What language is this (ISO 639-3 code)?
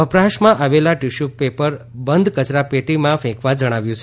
guj